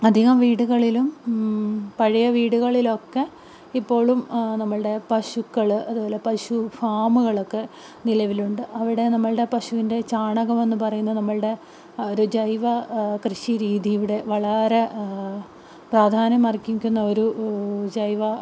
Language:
Malayalam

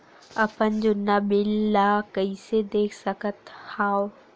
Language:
Chhattisgarhi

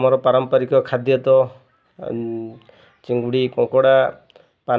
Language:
Odia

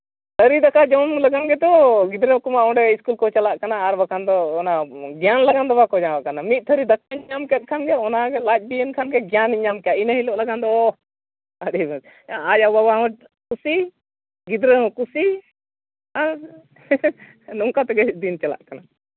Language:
Santali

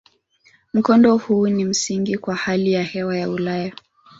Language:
Swahili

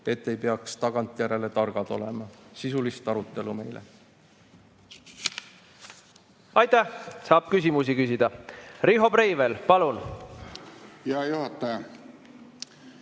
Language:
Estonian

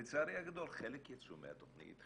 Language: Hebrew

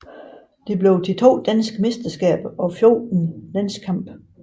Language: Danish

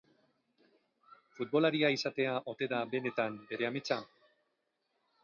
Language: Basque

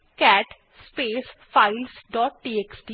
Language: Bangla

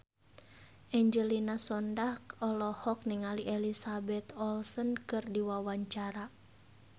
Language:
Sundanese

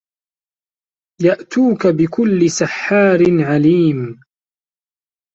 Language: Arabic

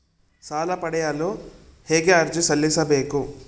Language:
Kannada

